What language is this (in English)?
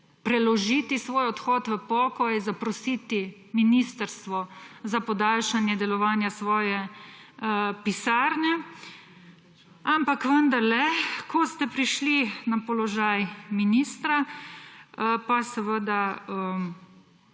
Slovenian